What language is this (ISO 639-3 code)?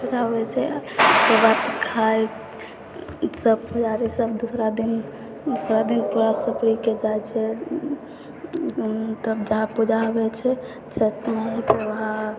mai